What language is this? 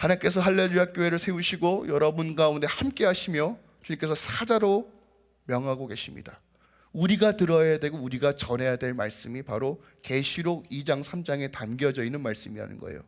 Korean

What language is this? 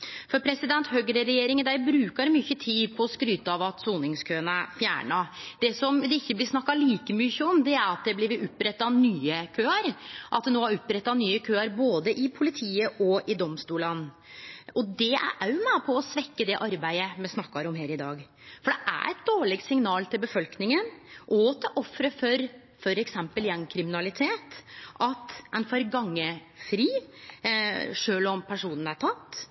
Norwegian Nynorsk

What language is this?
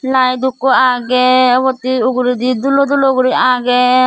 Chakma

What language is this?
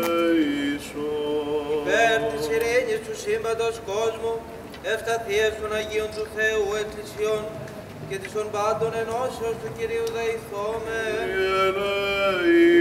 Greek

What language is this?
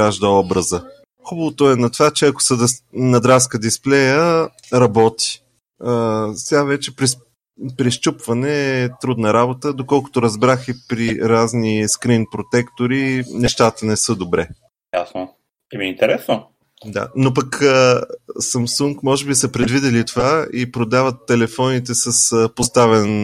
Bulgarian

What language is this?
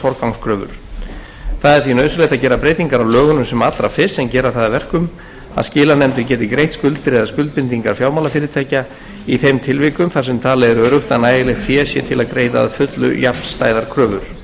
Icelandic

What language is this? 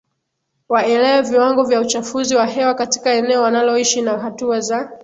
Swahili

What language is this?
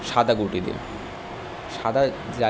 Bangla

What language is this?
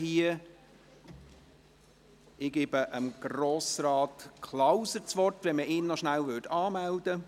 Swiss German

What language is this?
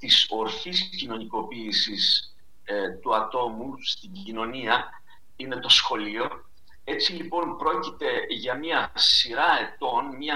Greek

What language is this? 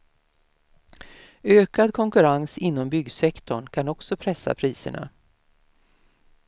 Swedish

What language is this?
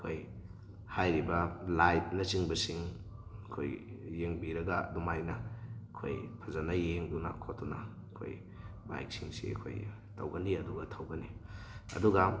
Manipuri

